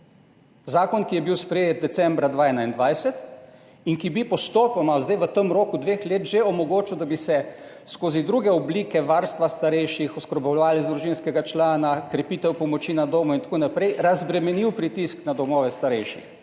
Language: Slovenian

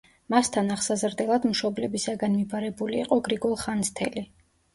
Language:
Georgian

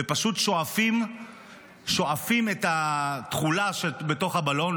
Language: Hebrew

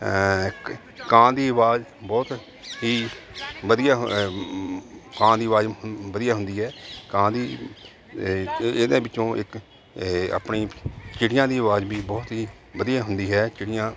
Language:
Punjabi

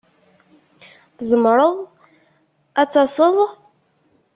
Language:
Kabyle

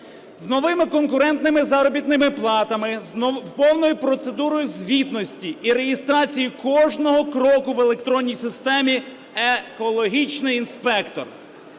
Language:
Ukrainian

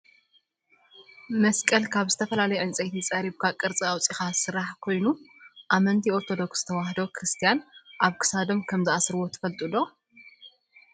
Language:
Tigrinya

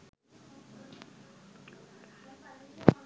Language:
Sinhala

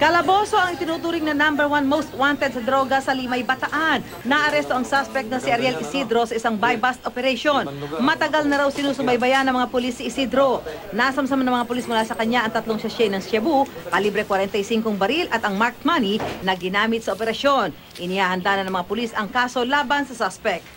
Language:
Filipino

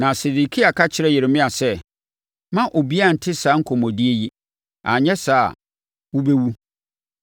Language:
Akan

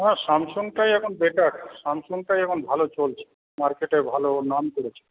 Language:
Bangla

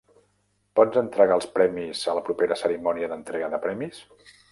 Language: Catalan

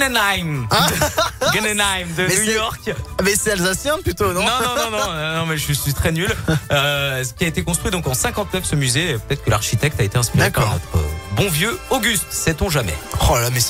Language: French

